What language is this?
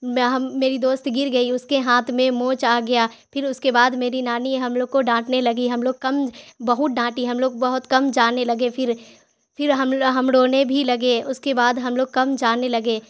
Urdu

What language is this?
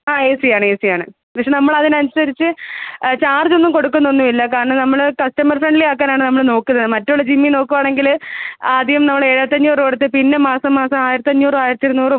Malayalam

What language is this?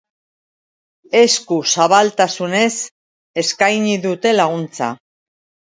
Basque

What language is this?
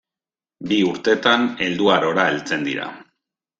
Basque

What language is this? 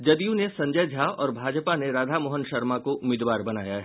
Hindi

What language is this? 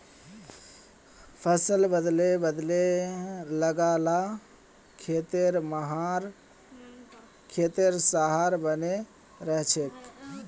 Magahi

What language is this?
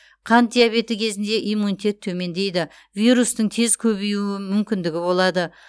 Kazakh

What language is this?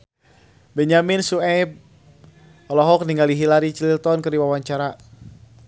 Sundanese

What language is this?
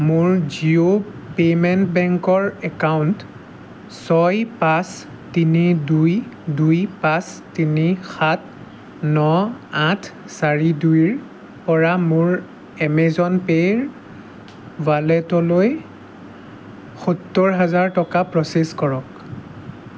Assamese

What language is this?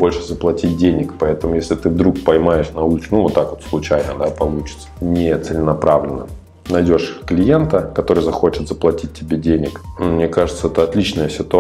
Russian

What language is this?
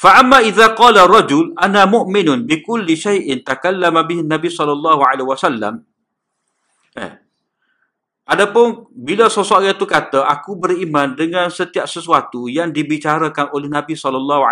Malay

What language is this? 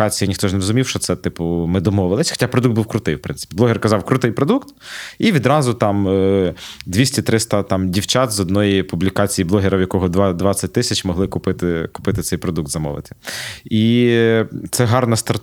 Ukrainian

